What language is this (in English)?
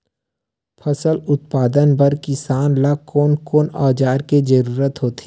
Chhattisgarhi